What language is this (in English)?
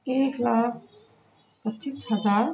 Urdu